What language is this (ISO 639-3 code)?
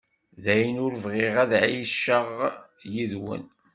kab